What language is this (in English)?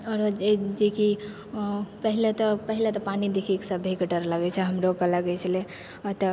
Maithili